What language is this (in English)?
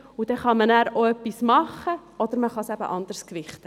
Swiss German